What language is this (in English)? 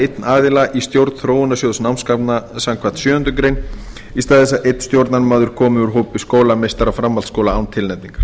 Icelandic